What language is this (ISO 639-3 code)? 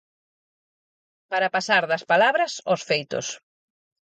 glg